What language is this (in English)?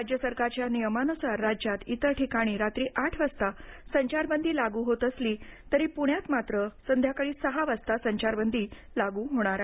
Marathi